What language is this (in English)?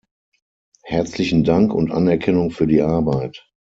German